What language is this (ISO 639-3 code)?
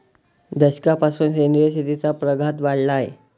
mar